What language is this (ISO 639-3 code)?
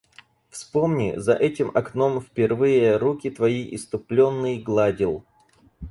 rus